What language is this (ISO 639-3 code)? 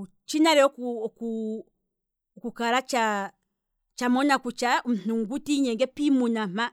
kwm